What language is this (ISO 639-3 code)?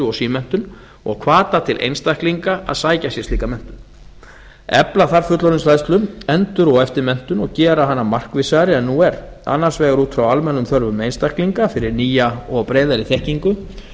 isl